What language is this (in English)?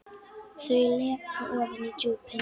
Icelandic